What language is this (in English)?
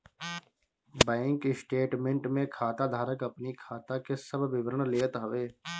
Bhojpuri